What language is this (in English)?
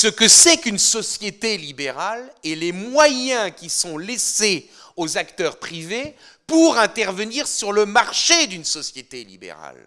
French